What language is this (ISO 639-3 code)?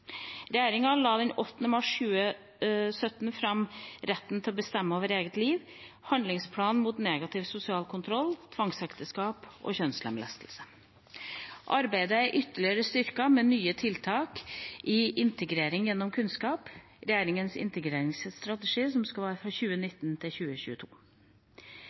nob